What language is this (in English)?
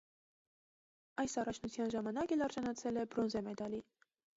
Armenian